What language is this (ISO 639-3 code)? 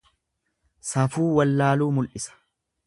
orm